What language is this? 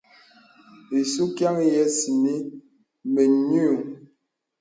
Bebele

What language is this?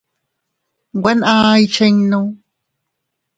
Teutila Cuicatec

